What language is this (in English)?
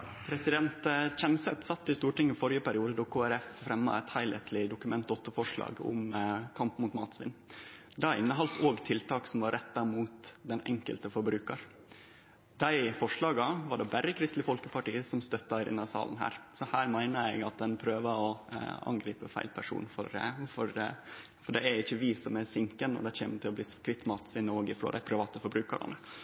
Norwegian Nynorsk